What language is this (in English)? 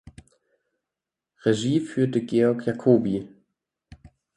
German